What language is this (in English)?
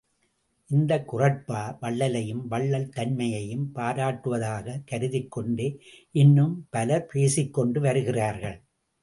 Tamil